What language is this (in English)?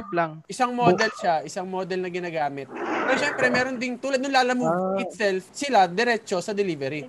Filipino